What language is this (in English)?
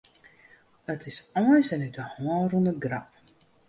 Western Frisian